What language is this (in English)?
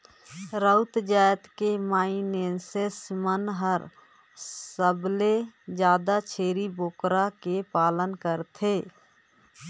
Chhattisgarhi